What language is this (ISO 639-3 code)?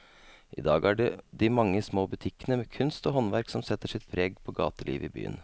nor